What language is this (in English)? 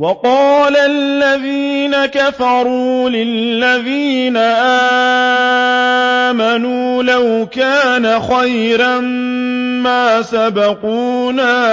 Arabic